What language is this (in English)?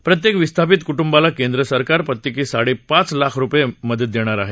Marathi